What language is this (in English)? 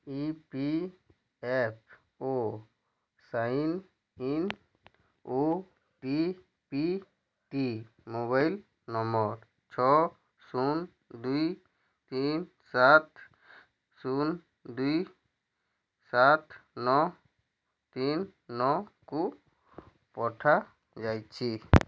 Odia